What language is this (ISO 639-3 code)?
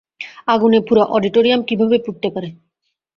ben